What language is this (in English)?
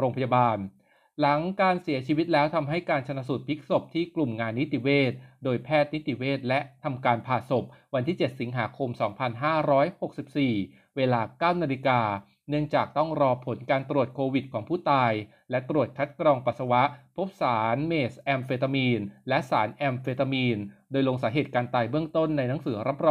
Thai